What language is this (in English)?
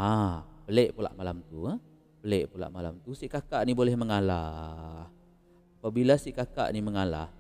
Malay